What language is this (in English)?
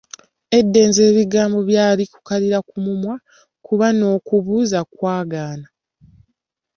Ganda